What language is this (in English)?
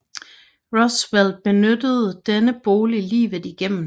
Danish